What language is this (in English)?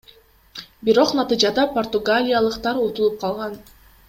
Kyrgyz